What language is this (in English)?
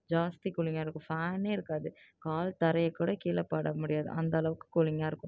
Tamil